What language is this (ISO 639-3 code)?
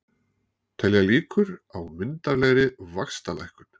isl